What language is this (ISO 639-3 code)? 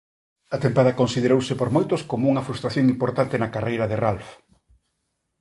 glg